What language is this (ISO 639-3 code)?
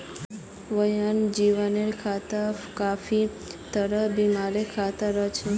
mag